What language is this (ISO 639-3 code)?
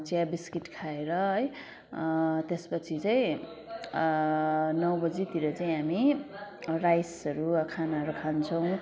nep